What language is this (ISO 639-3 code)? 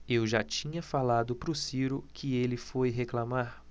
por